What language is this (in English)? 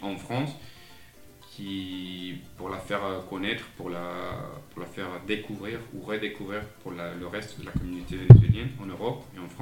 French